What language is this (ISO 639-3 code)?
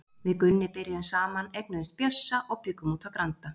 isl